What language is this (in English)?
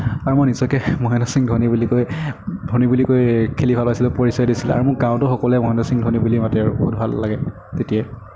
Assamese